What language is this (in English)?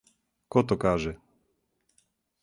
Serbian